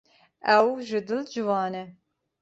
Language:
Kurdish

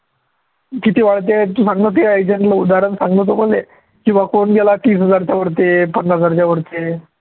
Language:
Marathi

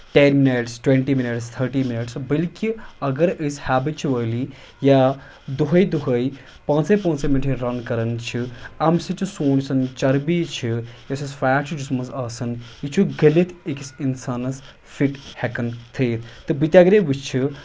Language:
Kashmiri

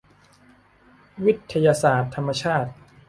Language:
Thai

